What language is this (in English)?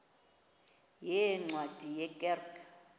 Xhosa